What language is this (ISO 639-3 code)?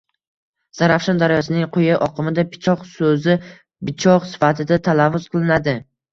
uzb